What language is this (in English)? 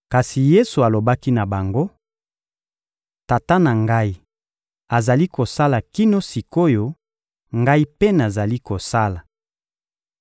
Lingala